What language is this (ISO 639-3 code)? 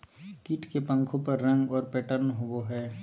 mag